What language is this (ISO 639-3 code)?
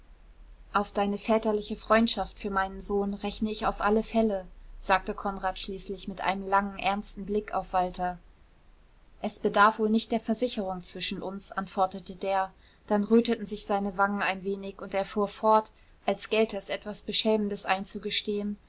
deu